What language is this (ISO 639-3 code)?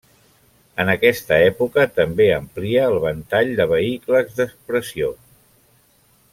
cat